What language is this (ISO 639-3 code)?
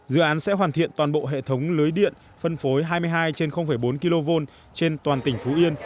vie